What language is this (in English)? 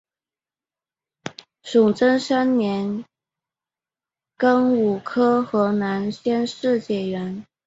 Chinese